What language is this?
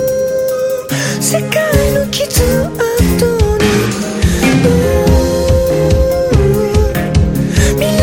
Chinese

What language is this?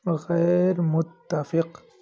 Urdu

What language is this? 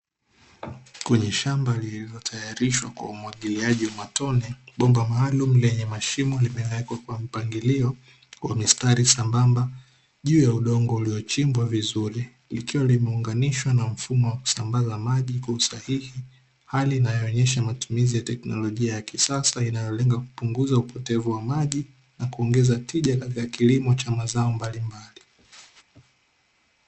Swahili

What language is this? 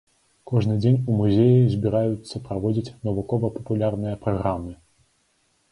Belarusian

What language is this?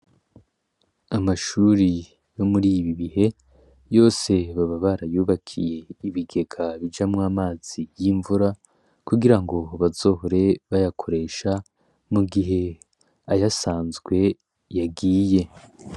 Rundi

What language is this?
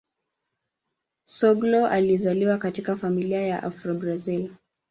Swahili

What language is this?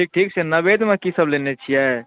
Maithili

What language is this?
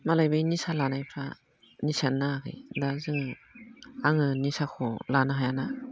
Bodo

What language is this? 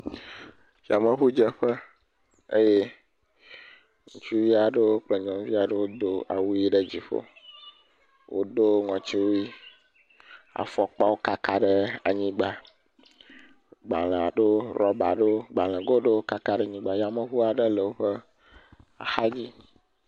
Ewe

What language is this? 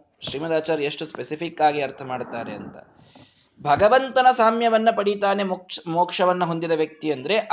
Kannada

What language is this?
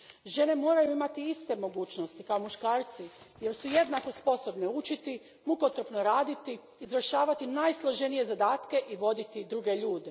Croatian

